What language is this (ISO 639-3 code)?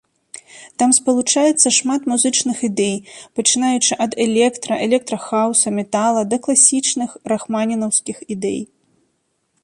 bel